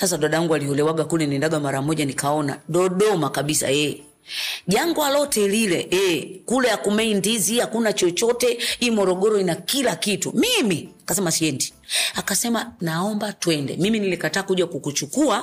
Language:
Swahili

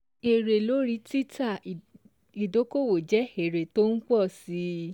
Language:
Yoruba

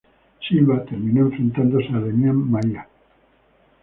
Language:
Spanish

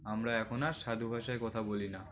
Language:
Bangla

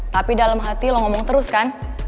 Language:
Indonesian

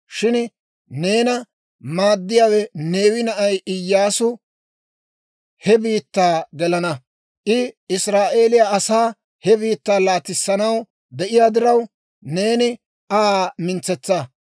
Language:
Dawro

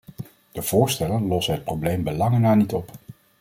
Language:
Dutch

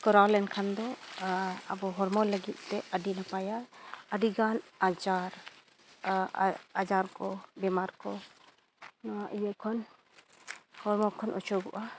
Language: Santali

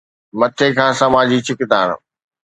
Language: Sindhi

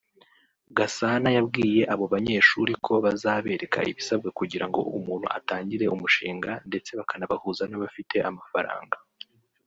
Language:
Kinyarwanda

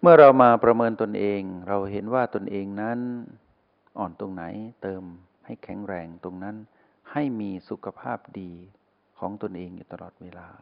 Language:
Thai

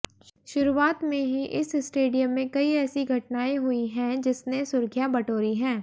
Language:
Hindi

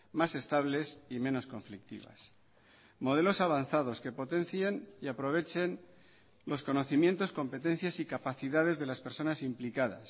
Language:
Spanish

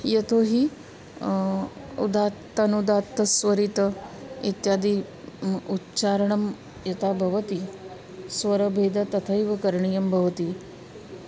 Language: Sanskrit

